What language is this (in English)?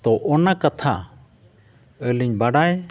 Santali